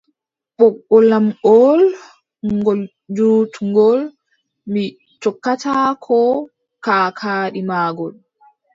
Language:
Adamawa Fulfulde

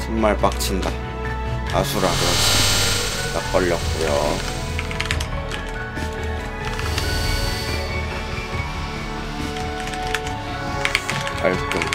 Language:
Korean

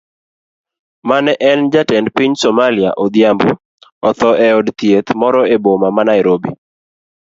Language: Luo (Kenya and Tanzania)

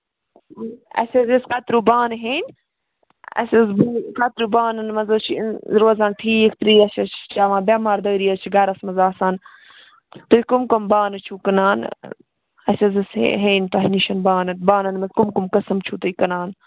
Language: Kashmiri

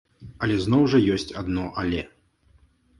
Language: Belarusian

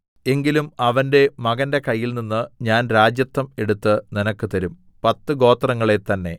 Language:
Malayalam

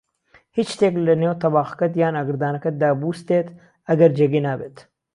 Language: Central Kurdish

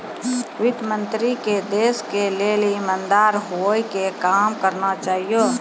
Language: Maithili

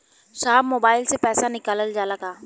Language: Bhojpuri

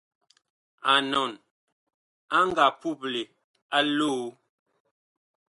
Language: Bakoko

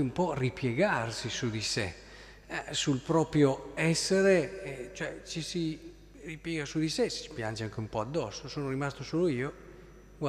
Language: Italian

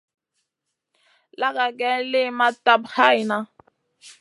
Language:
Masana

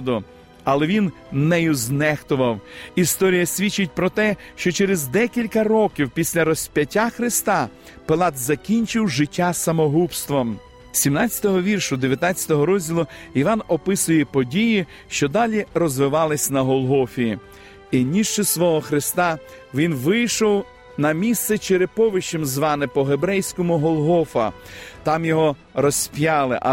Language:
Ukrainian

